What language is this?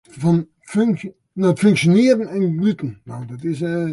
Western Frisian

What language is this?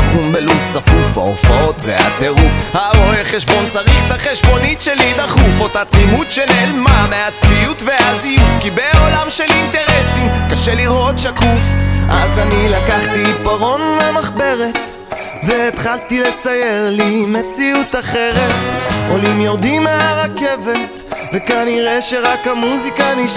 Hebrew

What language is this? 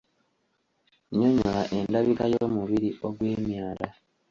Ganda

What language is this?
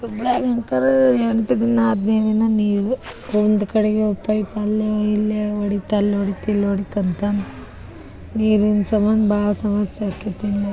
Kannada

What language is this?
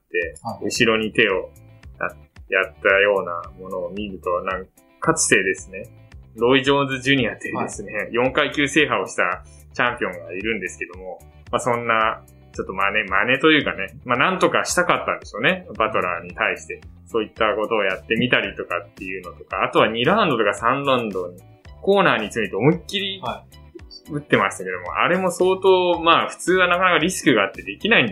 Japanese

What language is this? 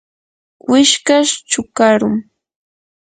Yanahuanca Pasco Quechua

